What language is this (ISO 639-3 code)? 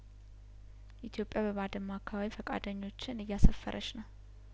amh